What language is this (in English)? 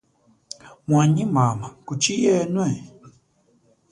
Chokwe